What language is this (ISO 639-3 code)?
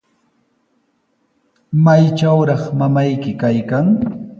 qws